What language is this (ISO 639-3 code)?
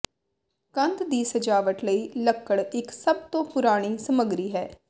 pan